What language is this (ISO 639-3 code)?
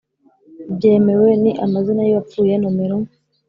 kin